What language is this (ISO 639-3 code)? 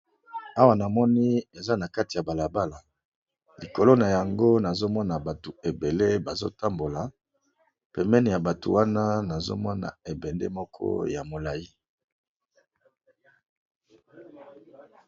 lin